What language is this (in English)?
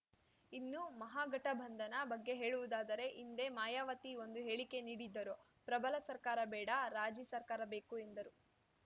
Kannada